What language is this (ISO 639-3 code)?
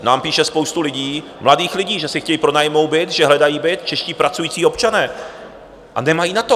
ces